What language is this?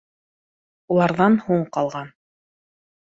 Bashkir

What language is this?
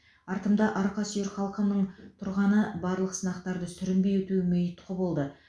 Kazakh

